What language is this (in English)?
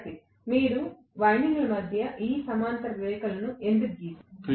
Telugu